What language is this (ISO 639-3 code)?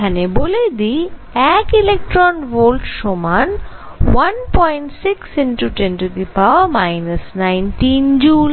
ben